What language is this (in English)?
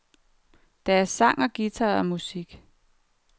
Danish